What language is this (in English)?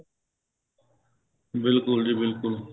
Punjabi